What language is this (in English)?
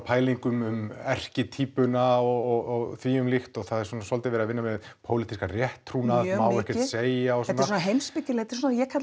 Icelandic